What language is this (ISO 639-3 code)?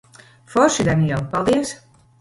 lav